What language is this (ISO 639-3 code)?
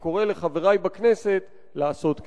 heb